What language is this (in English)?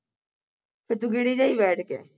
Punjabi